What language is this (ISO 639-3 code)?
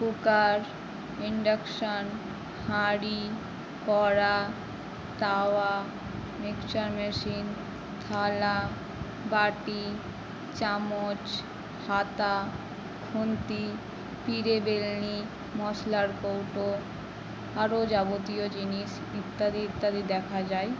ben